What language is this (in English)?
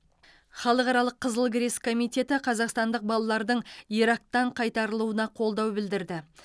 Kazakh